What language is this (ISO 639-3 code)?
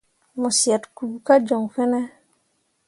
mua